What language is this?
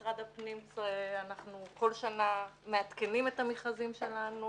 Hebrew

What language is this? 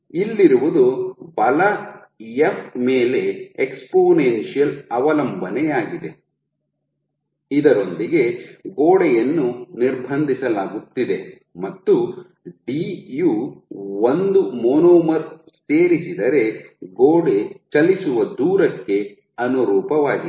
Kannada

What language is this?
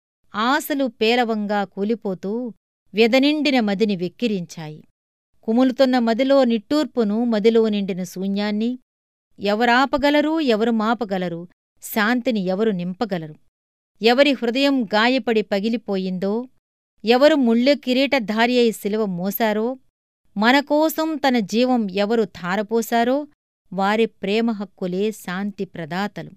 Telugu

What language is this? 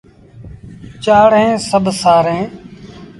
Sindhi Bhil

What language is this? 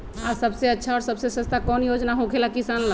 Magahi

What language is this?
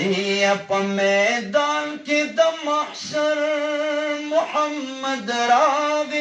Turkish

